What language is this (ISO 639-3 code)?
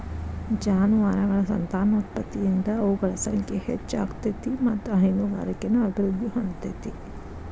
kan